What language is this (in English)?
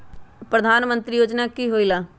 Magahi